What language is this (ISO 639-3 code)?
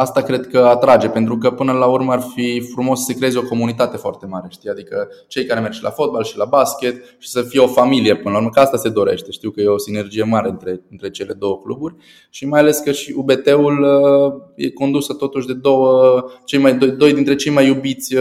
ron